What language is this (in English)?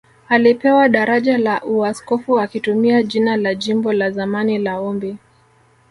Swahili